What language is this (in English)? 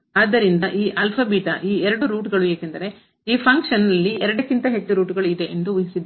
Kannada